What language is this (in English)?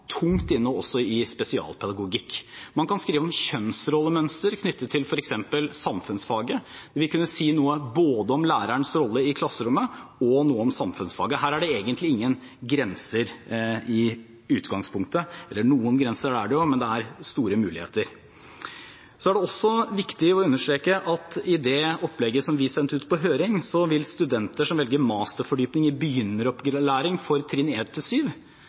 Norwegian Bokmål